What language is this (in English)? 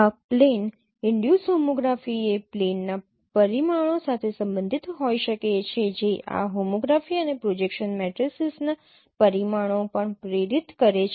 Gujarati